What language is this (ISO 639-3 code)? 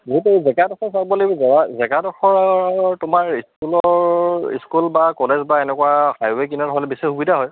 asm